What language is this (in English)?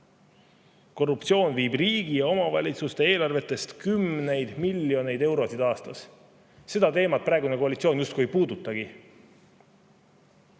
Estonian